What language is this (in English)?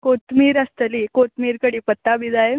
Konkani